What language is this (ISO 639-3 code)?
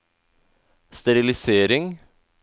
nor